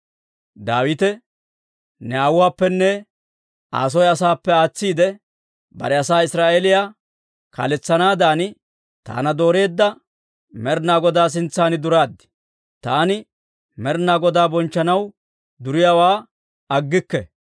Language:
Dawro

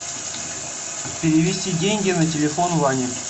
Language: Russian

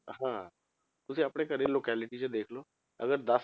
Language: Punjabi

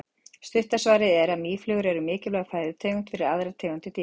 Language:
Icelandic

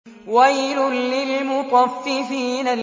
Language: Arabic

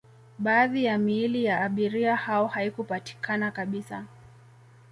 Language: Swahili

